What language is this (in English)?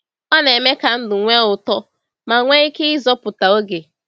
Igbo